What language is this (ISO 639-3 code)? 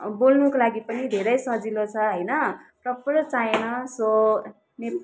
nep